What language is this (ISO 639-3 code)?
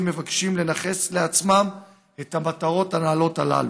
heb